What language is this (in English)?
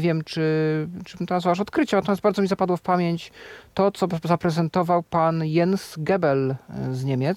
Polish